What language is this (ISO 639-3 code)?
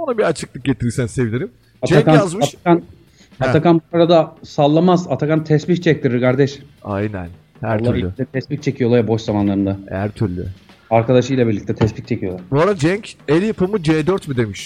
tur